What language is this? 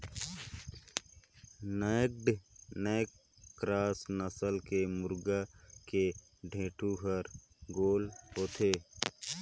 Chhattisgarhi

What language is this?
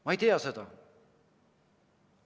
Estonian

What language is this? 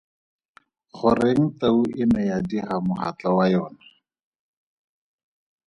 Tswana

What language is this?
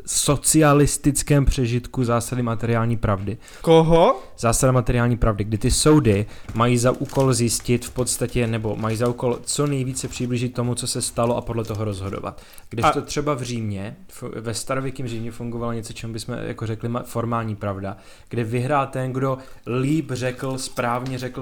Czech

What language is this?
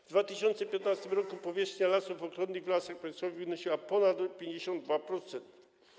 Polish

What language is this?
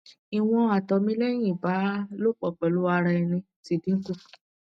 Yoruba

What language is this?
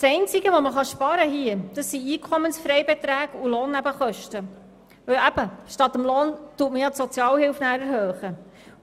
Swiss German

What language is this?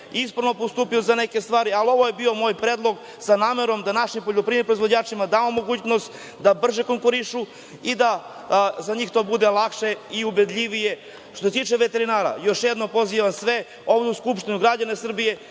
Serbian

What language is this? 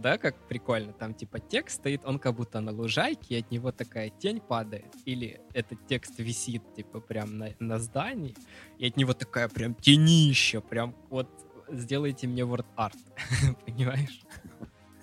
Russian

